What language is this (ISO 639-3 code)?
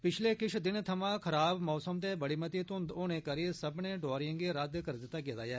doi